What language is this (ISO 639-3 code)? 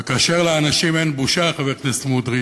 heb